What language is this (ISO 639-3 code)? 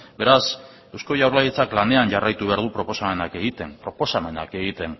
eus